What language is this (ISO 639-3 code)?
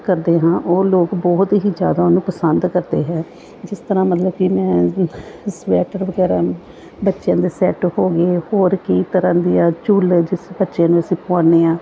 pan